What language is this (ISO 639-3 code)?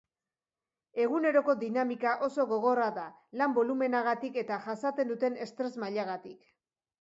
eus